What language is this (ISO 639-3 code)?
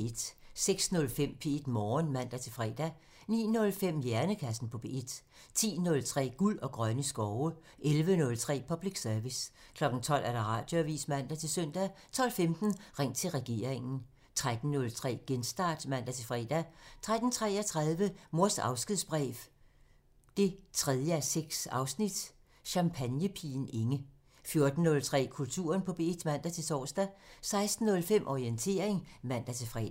dan